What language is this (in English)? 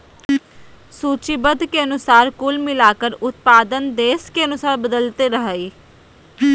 Magahi